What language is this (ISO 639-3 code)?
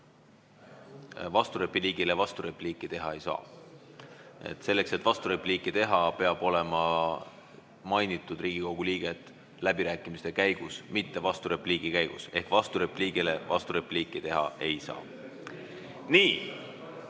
est